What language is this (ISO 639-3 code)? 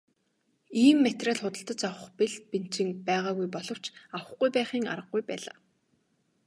mon